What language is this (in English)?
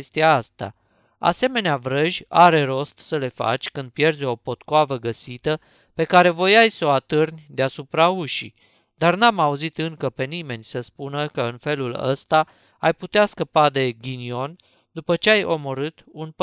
Romanian